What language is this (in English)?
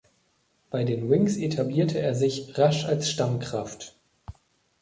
German